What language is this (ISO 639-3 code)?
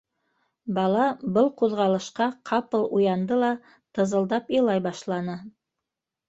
bak